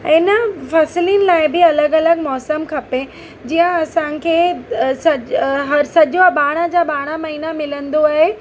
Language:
Sindhi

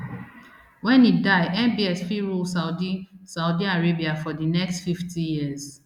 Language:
Nigerian Pidgin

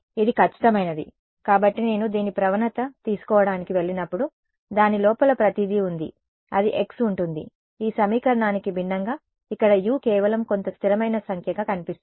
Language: Telugu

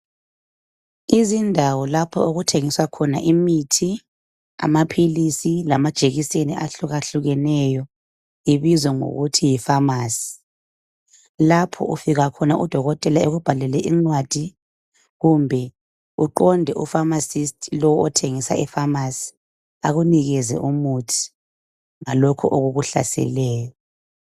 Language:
North Ndebele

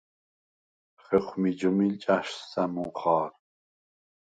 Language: Svan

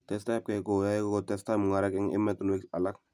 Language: Kalenjin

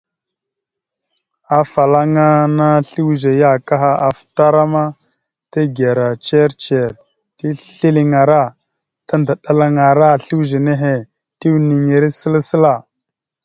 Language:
Mada (Cameroon)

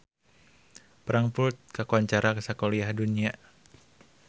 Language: Sundanese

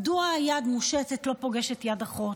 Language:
Hebrew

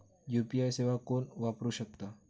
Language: Marathi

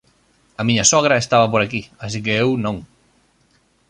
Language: Galician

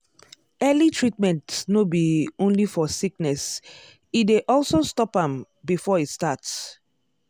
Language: Nigerian Pidgin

